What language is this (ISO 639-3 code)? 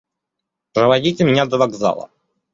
rus